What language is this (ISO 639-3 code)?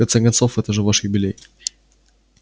rus